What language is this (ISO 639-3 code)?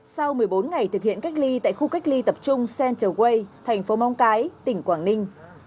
vie